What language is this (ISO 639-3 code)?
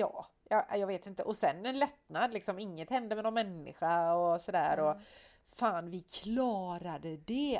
swe